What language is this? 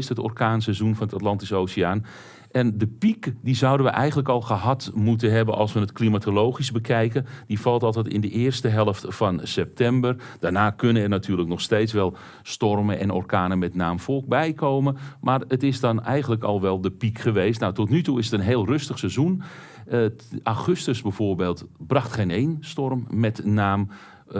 Dutch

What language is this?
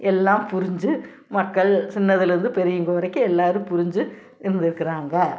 Tamil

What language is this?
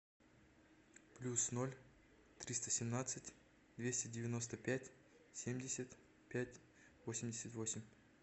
Russian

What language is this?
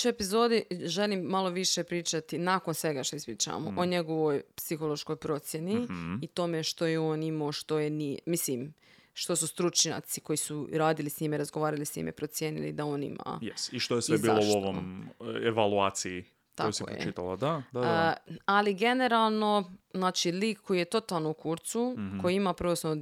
Croatian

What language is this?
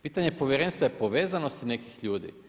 Croatian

